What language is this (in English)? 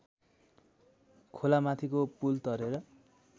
Nepali